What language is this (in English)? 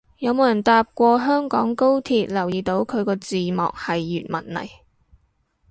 Cantonese